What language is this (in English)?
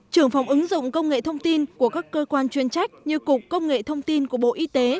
Vietnamese